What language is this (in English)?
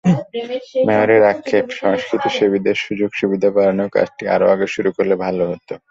Bangla